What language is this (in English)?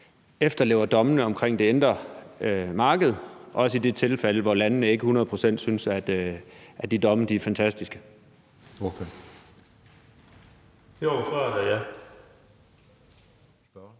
Danish